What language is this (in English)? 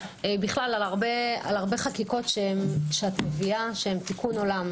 Hebrew